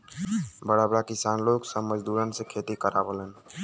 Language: Bhojpuri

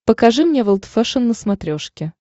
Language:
Russian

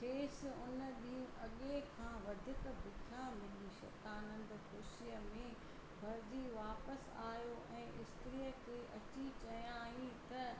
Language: Sindhi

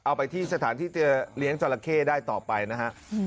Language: Thai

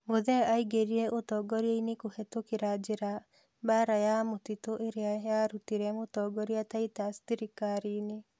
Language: Kikuyu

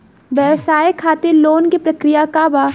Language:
Bhojpuri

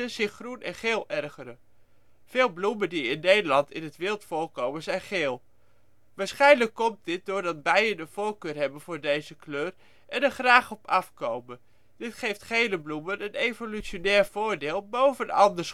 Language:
Dutch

